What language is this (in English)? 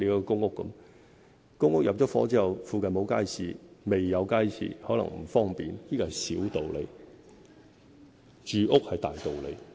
Cantonese